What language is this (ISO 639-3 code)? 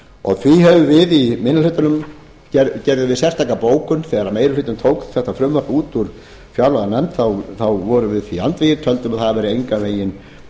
isl